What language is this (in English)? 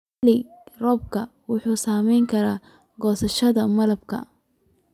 Somali